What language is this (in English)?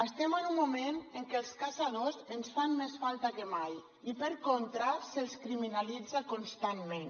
Catalan